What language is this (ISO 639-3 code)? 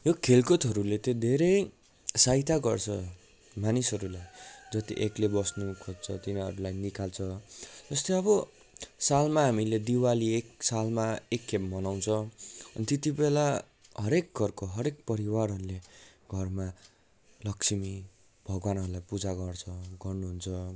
nep